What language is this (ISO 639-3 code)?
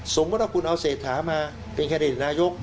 tha